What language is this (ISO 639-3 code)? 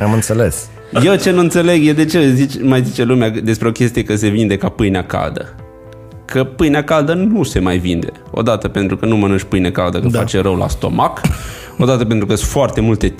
ron